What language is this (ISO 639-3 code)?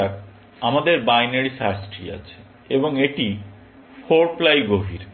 ben